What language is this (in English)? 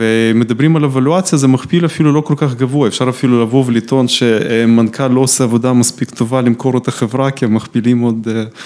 Hebrew